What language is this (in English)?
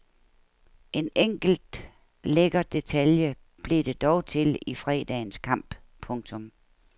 Danish